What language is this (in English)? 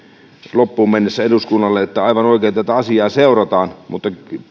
Finnish